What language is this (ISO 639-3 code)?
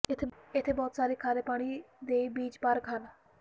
pan